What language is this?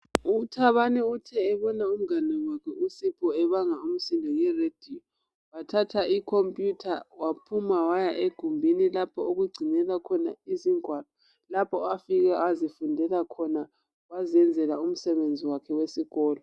North Ndebele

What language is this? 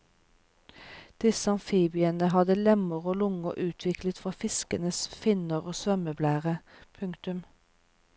Norwegian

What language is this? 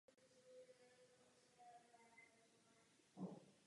Czech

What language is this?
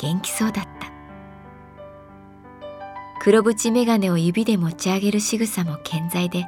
Japanese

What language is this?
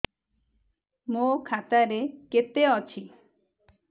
Odia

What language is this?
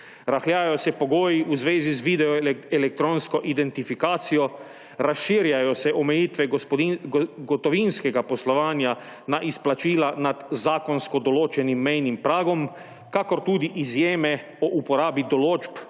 Slovenian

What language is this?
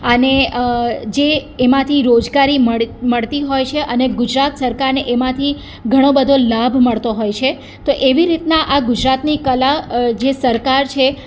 Gujarati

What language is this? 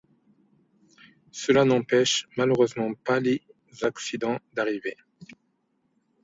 French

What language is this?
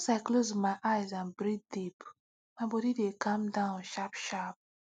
Nigerian Pidgin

